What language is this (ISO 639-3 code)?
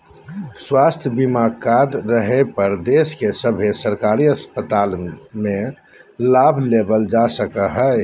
mag